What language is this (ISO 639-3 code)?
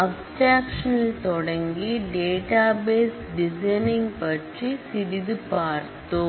tam